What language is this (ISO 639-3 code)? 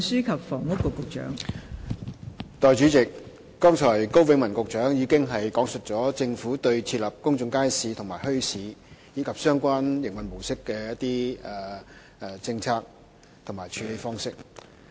yue